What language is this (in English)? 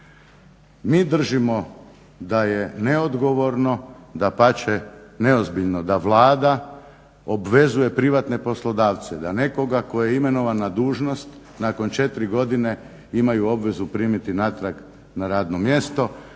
Croatian